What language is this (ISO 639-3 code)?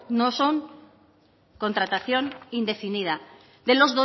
spa